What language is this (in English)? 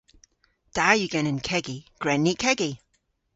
Cornish